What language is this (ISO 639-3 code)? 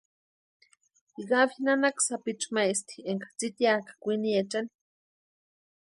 pua